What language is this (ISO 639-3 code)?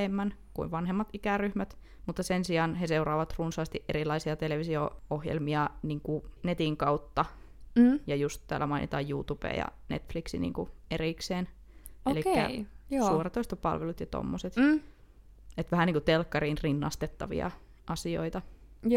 fin